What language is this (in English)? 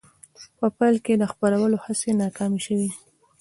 Pashto